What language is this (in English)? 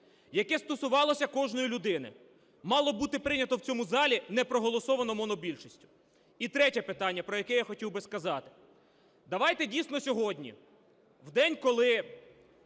Ukrainian